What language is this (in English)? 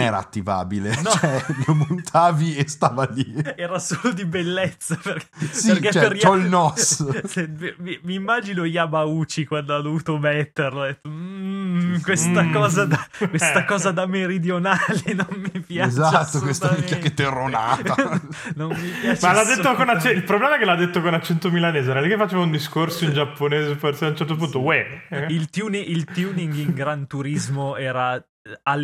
Italian